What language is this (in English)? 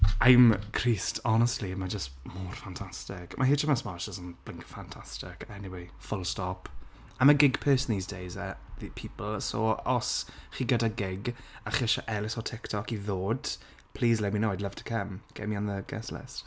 Welsh